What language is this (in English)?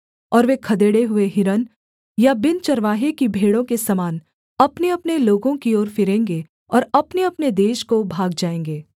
Hindi